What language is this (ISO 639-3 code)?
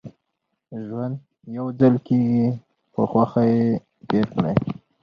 pus